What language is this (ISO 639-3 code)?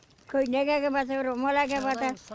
kaz